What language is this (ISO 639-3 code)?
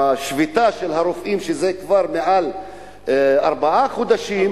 heb